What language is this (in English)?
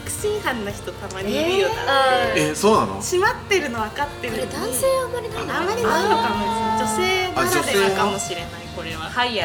Japanese